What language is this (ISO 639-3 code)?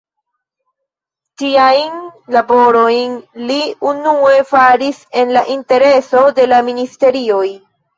epo